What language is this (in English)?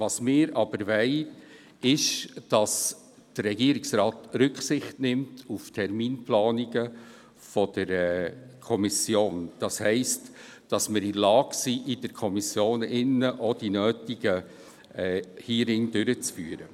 Swiss German